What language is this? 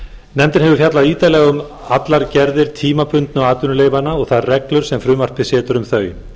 Icelandic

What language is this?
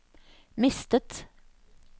Norwegian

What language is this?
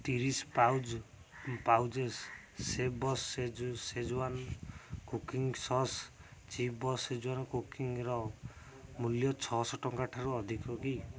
Odia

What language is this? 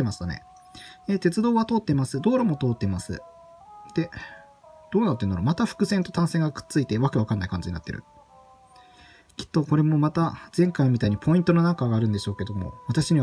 Japanese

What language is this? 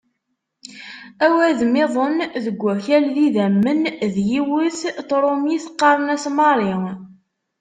Kabyle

